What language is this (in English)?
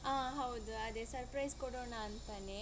Kannada